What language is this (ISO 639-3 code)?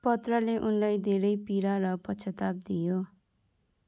nep